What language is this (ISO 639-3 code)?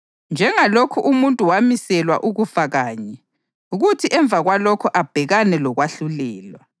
nde